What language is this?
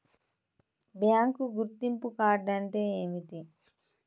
Telugu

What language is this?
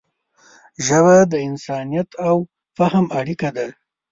Pashto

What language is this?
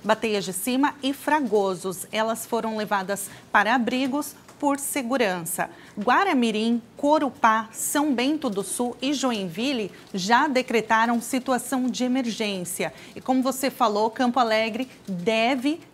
Portuguese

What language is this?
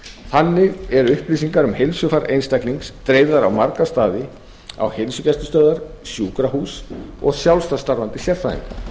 Icelandic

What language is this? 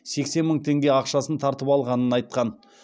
Kazakh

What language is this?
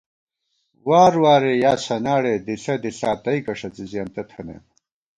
Gawar-Bati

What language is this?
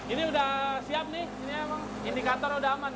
Indonesian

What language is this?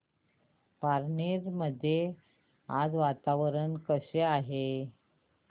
Marathi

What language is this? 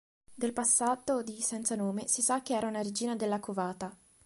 Italian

